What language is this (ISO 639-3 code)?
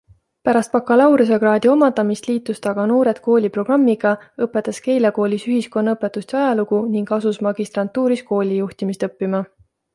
est